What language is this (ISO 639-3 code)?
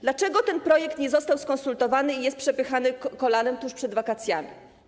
pol